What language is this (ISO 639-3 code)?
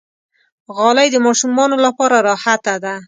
pus